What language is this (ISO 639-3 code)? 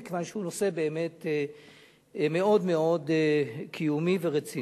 heb